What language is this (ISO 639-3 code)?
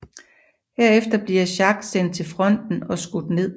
dan